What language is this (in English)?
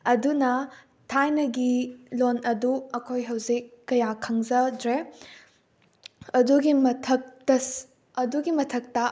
Manipuri